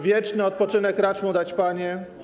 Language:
Polish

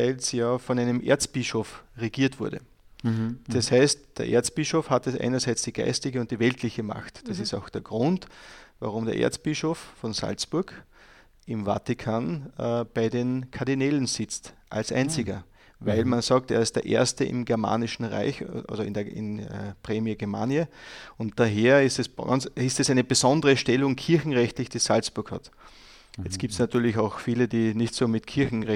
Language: German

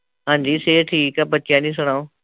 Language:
Punjabi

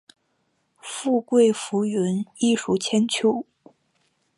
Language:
Chinese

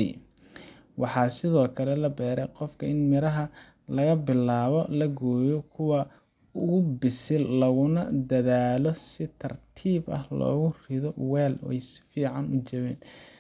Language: Somali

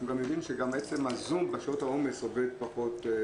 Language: Hebrew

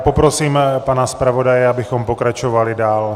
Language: Czech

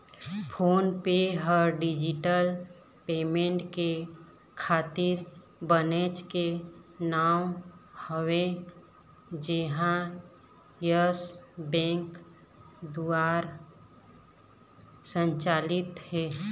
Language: Chhattisgarhi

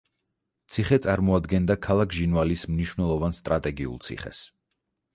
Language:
Georgian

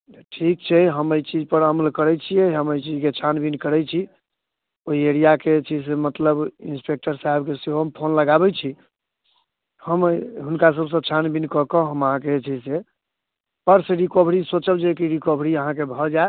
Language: Maithili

